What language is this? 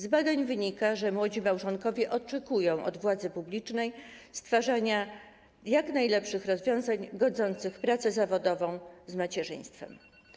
Polish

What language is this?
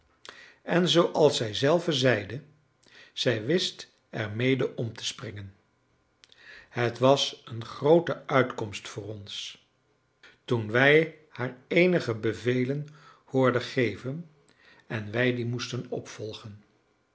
Dutch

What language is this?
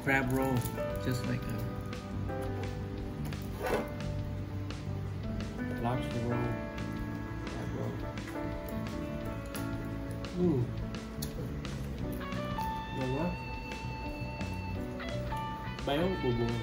Vietnamese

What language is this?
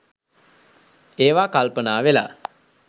Sinhala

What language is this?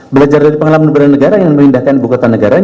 Indonesian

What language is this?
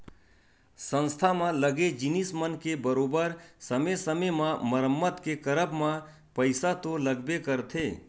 Chhattisgarhi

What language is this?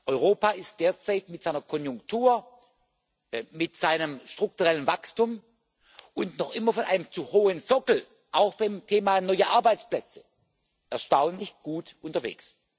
German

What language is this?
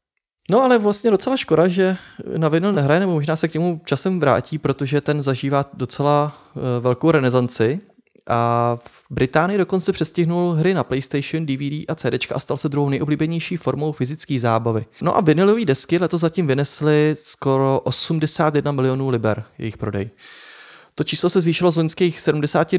Czech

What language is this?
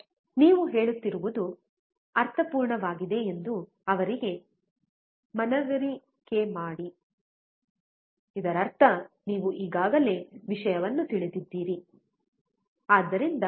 Kannada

